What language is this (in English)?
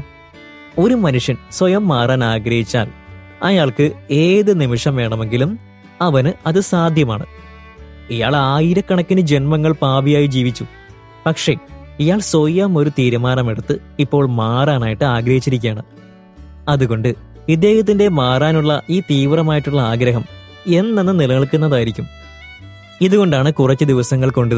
Malayalam